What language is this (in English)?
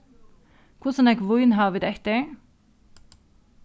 Faroese